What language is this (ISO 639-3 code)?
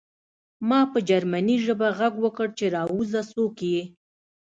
pus